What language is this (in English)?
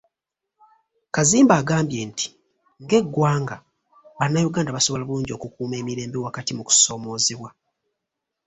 Ganda